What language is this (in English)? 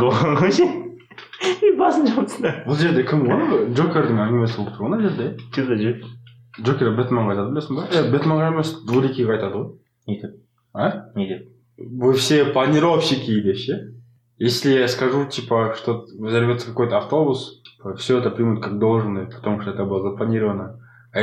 Russian